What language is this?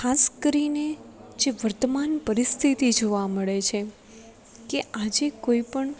Gujarati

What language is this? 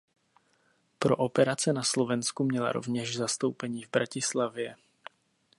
Czech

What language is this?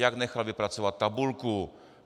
Czech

